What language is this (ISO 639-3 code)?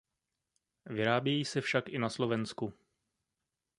ces